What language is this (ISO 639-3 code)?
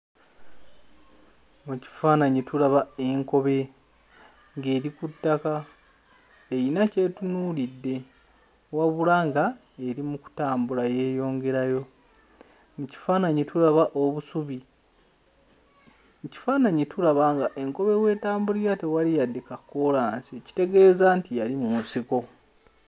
lug